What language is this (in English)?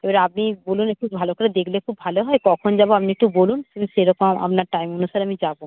Bangla